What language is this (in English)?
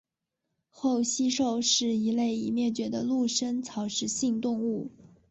Chinese